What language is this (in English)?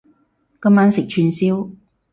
Cantonese